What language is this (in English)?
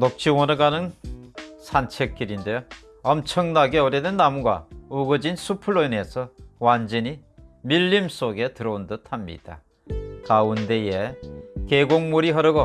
Korean